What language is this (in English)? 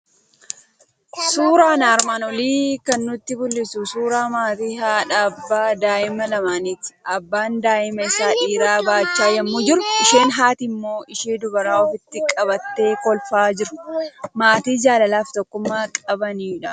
Oromo